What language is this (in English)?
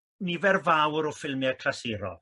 Welsh